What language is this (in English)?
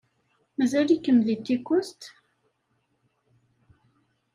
Kabyle